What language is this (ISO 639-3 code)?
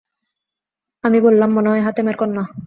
ben